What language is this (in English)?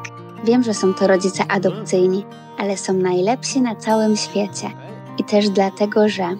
Polish